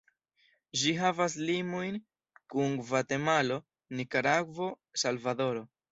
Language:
Esperanto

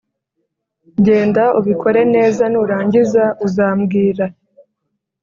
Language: Kinyarwanda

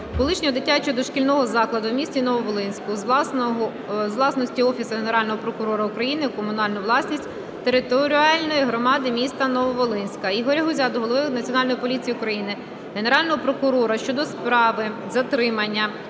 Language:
Ukrainian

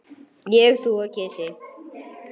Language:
Icelandic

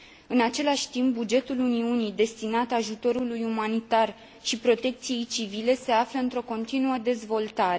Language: Romanian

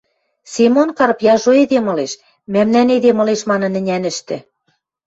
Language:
Western Mari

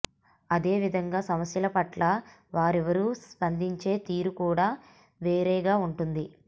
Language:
Telugu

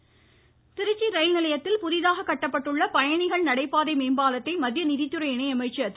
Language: Tamil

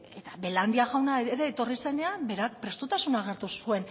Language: Basque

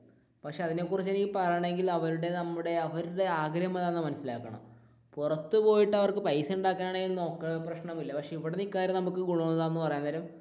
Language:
Malayalam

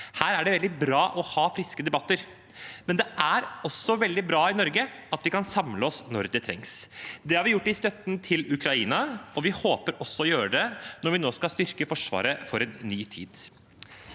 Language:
Norwegian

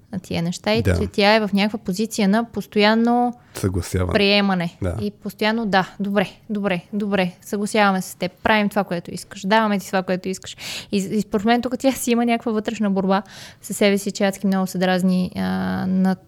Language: Bulgarian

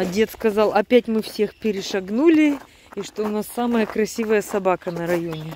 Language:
Russian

